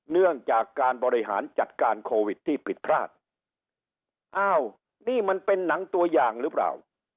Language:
Thai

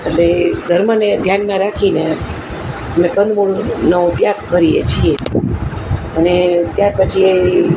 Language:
Gujarati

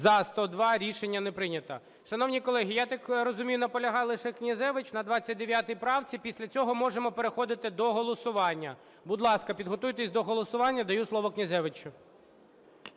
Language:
Ukrainian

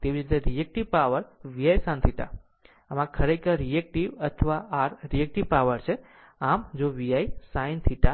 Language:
Gujarati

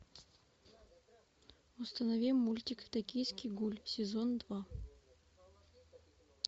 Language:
Russian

